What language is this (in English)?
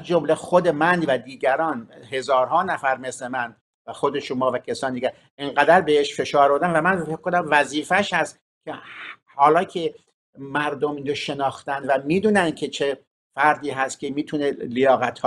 Persian